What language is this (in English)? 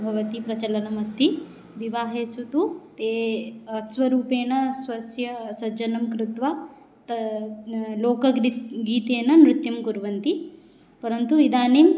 Sanskrit